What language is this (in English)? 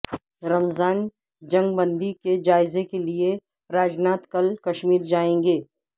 Urdu